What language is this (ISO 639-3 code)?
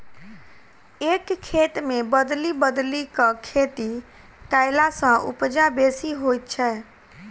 mai